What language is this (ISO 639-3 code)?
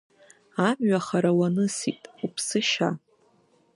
abk